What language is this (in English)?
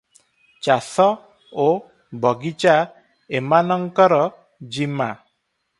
Odia